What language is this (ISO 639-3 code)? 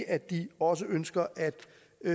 dan